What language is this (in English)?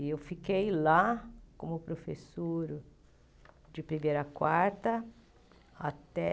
Portuguese